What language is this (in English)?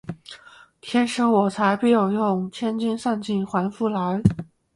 Chinese